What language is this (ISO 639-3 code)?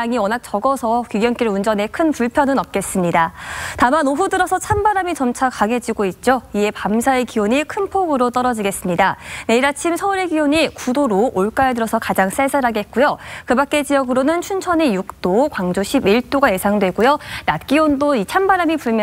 kor